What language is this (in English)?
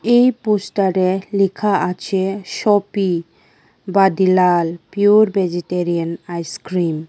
Bangla